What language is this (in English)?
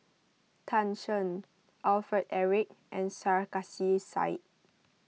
English